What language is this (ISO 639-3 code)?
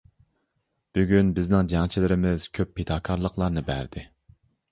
uig